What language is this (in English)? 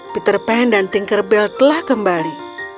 Indonesian